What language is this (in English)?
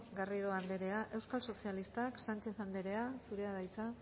Basque